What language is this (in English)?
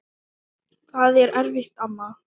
Icelandic